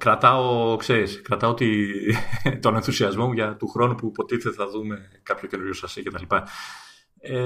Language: Greek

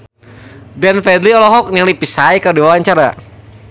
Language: Sundanese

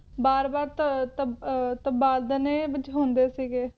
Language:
Punjabi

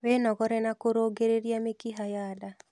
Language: Kikuyu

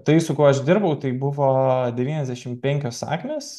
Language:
Lithuanian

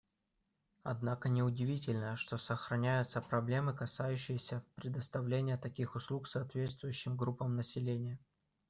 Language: Russian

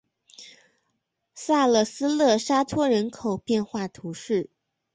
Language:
Chinese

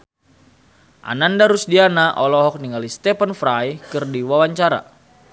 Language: Sundanese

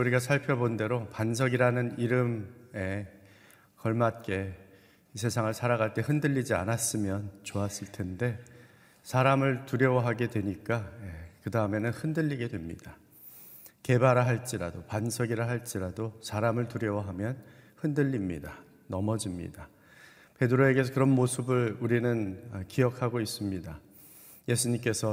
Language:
Korean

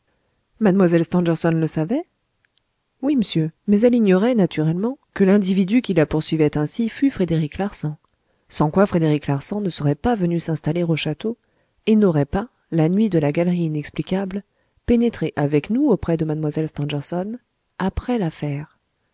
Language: French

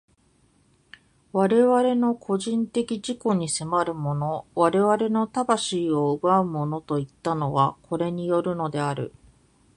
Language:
Japanese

